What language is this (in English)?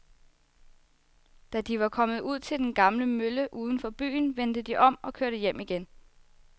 Danish